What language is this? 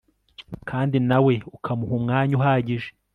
Kinyarwanda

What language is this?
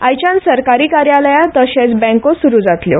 Konkani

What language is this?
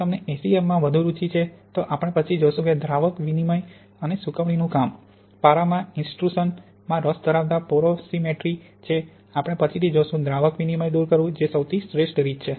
Gujarati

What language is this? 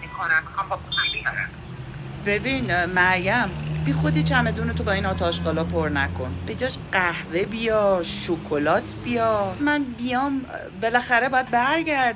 Persian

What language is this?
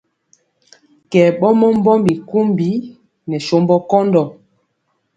Mpiemo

